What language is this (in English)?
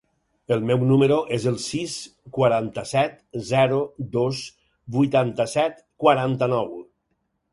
Catalan